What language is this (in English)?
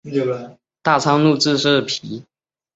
Chinese